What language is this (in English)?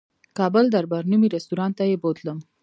Pashto